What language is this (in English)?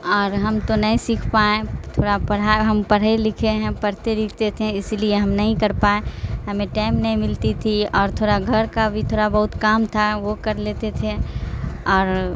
Urdu